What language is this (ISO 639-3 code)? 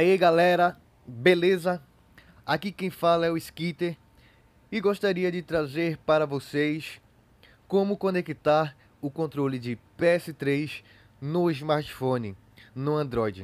por